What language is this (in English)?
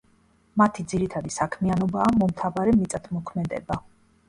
Georgian